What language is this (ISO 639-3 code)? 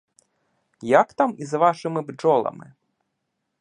ukr